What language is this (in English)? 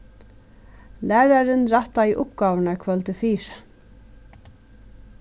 Faroese